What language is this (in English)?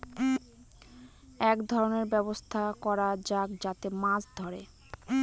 Bangla